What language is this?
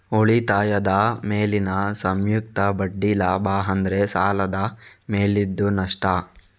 Kannada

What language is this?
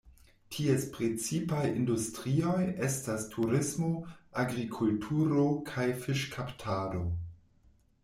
Esperanto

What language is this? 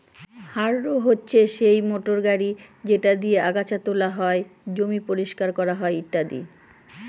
Bangla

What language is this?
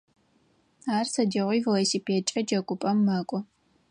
Adyghe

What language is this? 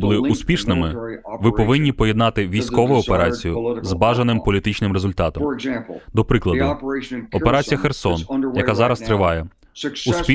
Ukrainian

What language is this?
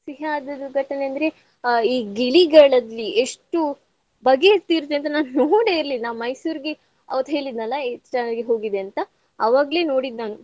Kannada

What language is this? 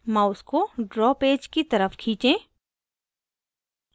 Hindi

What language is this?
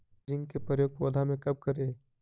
Magahi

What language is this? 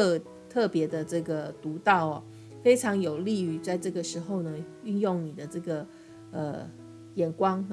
Chinese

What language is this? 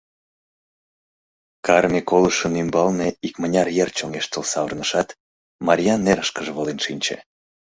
Mari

